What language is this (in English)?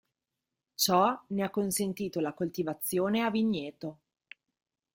Italian